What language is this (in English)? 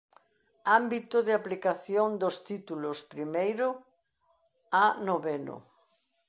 Galician